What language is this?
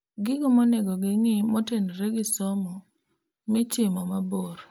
Luo (Kenya and Tanzania)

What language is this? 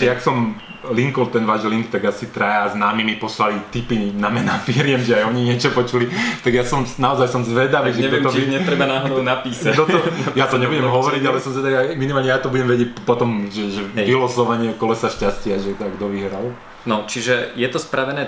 Slovak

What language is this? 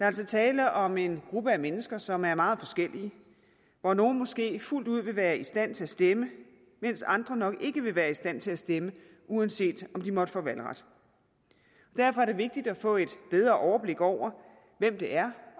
Danish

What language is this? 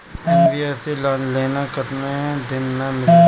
Bhojpuri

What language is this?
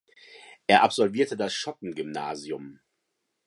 German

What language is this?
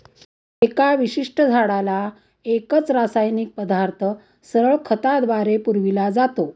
Marathi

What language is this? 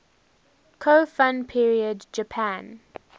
English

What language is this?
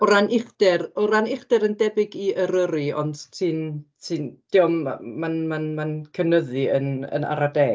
Welsh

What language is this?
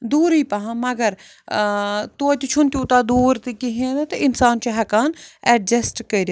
Kashmiri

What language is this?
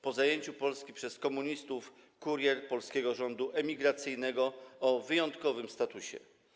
Polish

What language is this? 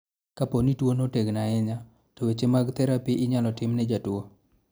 Luo (Kenya and Tanzania)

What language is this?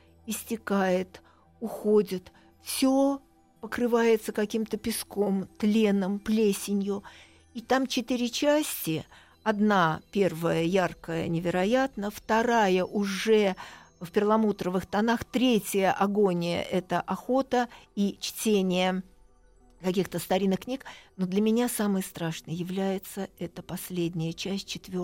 Russian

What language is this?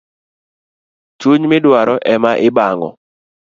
Luo (Kenya and Tanzania)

